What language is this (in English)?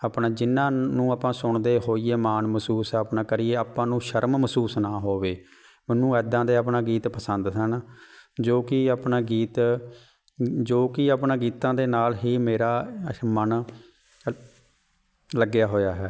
Punjabi